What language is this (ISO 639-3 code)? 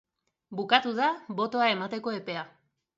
eus